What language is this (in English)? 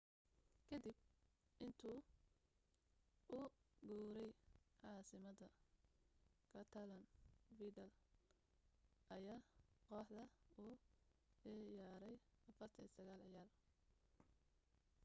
Somali